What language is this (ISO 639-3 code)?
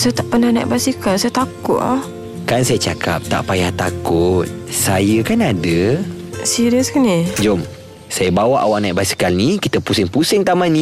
msa